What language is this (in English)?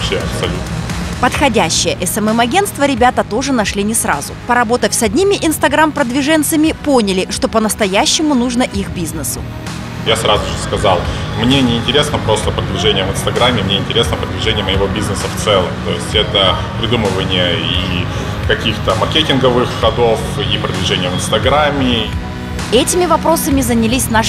Russian